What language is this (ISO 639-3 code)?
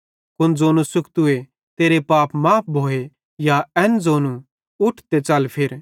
bhd